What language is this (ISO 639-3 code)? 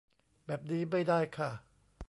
tha